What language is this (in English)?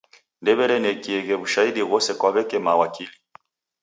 Taita